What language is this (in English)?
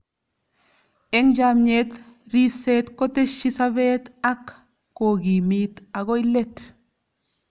Kalenjin